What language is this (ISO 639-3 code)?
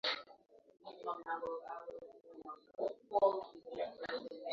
swa